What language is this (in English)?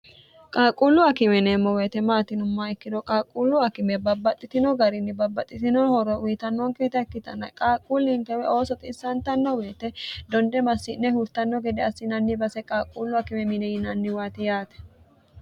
Sidamo